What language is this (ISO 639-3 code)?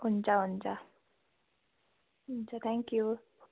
nep